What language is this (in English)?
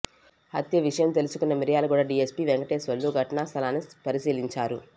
Telugu